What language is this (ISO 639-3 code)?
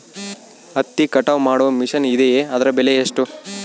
kan